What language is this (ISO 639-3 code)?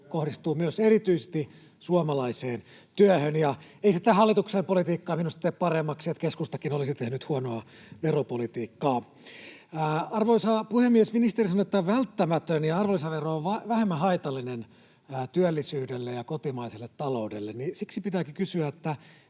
fin